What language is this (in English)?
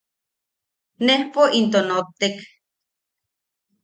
Yaqui